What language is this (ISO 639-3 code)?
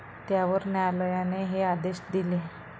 mar